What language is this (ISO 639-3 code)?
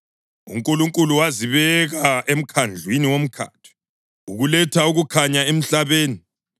nde